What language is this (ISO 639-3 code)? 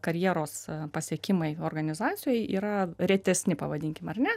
lit